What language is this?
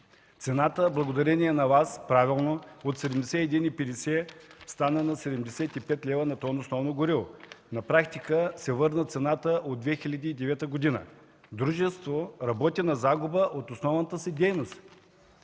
Bulgarian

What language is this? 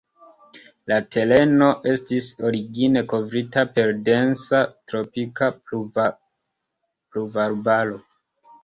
Esperanto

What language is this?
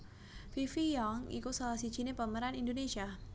Javanese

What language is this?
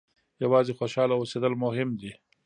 Pashto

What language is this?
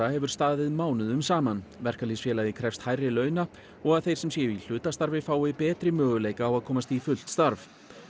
Icelandic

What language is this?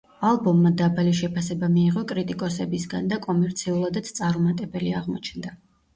Georgian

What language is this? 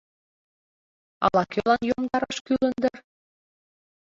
Mari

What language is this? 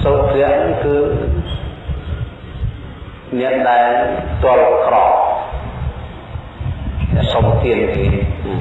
Vietnamese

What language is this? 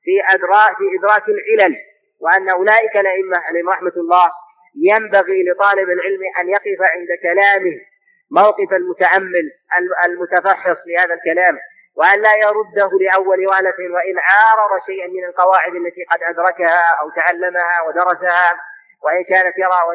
Arabic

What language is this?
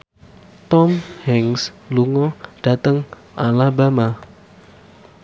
Javanese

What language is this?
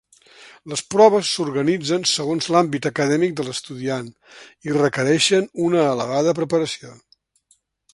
Catalan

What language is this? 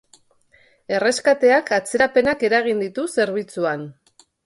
Basque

